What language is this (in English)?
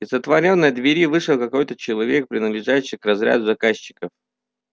Russian